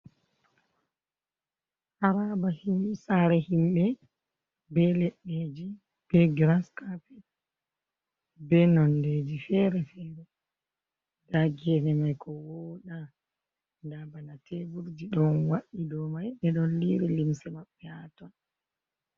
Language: Fula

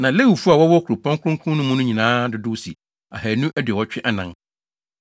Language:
Akan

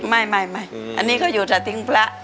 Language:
Thai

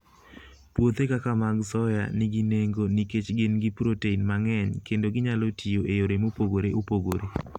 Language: Luo (Kenya and Tanzania)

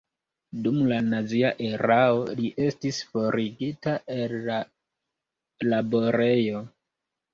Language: Esperanto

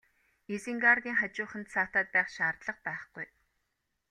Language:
Mongolian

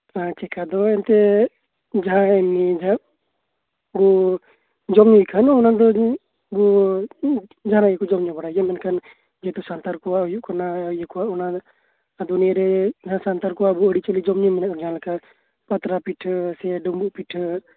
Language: Santali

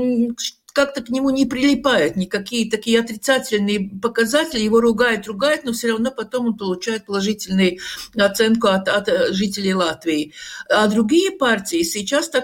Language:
Russian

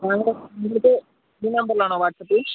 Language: Malayalam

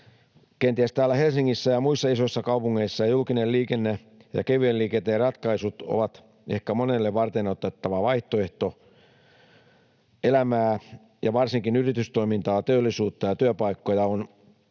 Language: Finnish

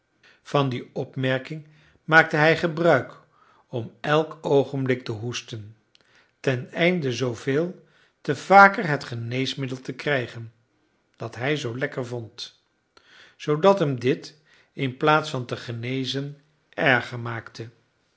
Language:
Dutch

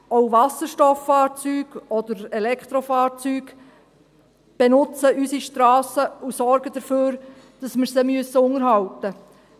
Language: Swiss German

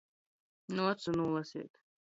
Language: Latgalian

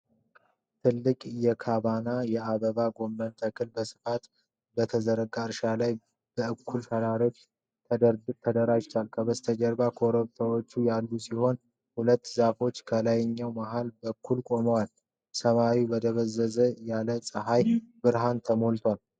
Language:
Amharic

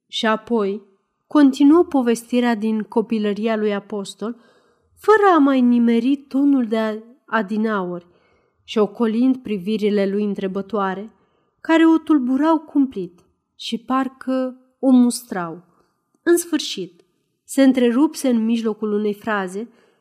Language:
Romanian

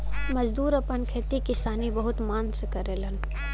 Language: Bhojpuri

